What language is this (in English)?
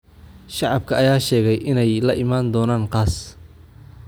Somali